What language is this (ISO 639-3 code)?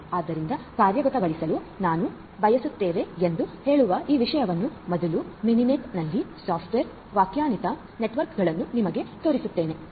kan